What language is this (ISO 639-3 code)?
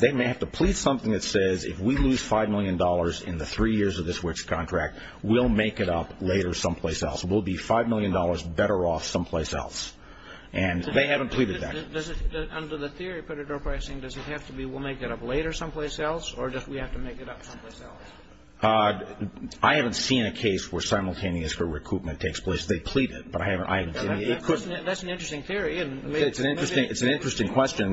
eng